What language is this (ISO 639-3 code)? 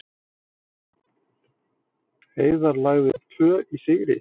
isl